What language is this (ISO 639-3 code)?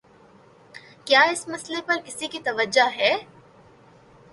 urd